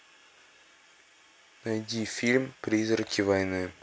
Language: Russian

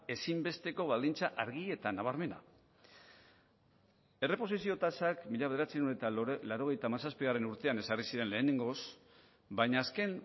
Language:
Basque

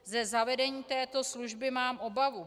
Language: Czech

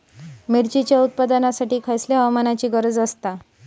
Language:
Marathi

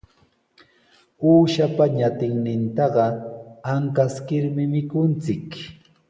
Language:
Sihuas Ancash Quechua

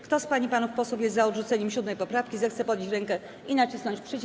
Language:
Polish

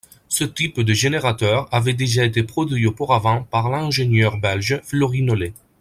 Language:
French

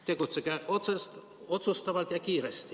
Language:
Estonian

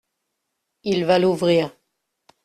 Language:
French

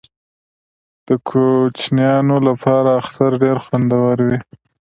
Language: Pashto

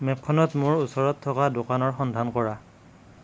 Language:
Assamese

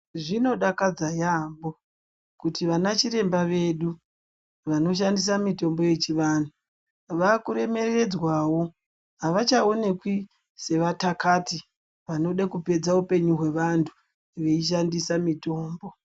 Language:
Ndau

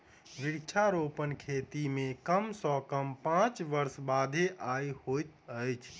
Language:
Maithili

